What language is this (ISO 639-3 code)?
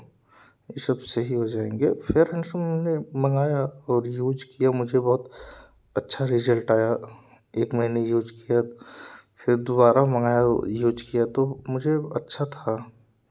hin